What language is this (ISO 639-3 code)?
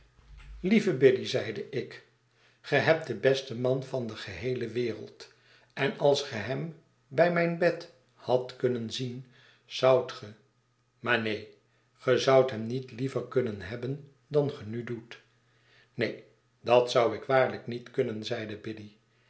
nld